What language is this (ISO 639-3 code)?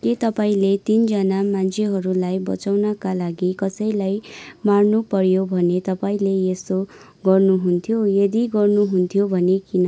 nep